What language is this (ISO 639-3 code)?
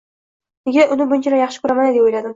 uzb